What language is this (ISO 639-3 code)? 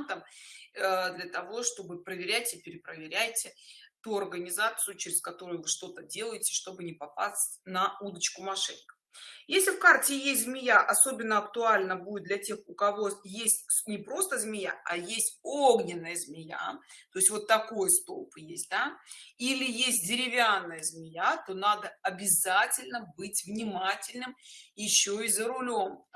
rus